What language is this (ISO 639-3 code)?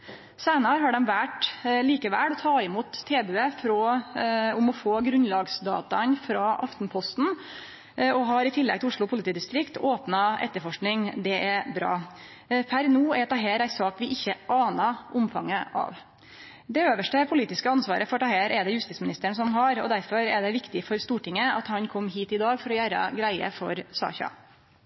nno